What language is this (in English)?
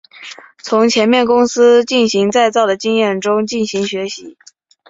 Chinese